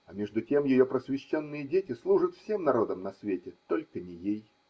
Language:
Russian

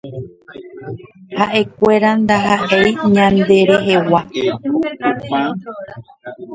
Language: Guarani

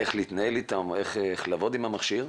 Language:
Hebrew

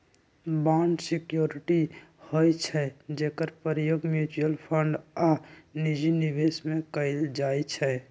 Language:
Magahi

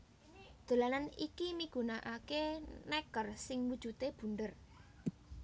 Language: Javanese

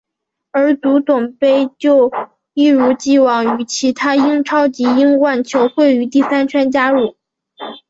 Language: Chinese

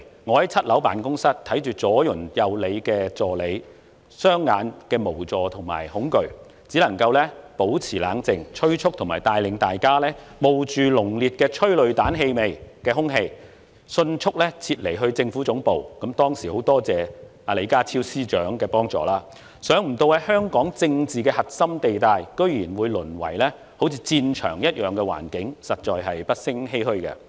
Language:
Cantonese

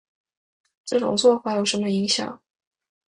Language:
Chinese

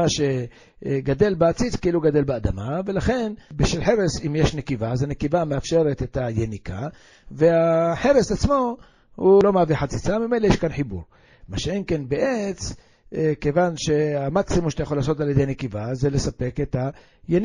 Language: Hebrew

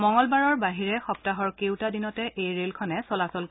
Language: Assamese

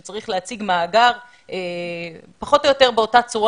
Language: Hebrew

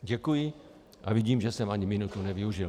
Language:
Czech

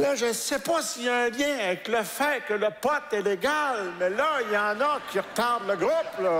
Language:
French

